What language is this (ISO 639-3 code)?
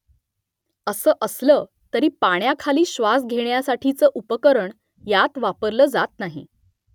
mar